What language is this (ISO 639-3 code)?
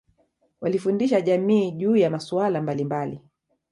swa